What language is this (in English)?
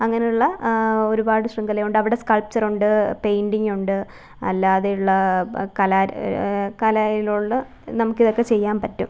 Malayalam